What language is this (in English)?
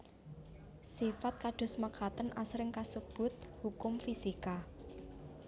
Javanese